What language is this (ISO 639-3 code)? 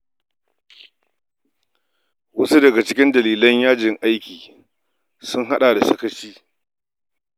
hau